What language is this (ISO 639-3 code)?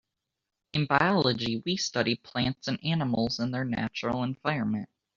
eng